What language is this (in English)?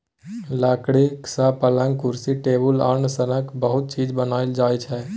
Maithili